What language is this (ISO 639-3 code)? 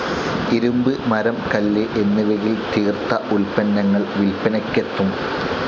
mal